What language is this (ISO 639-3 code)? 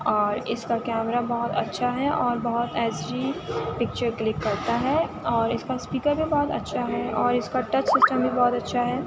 urd